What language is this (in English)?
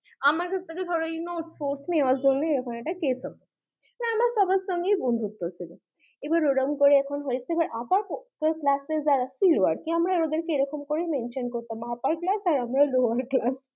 Bangla